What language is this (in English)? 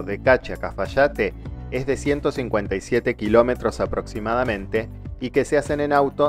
Spanish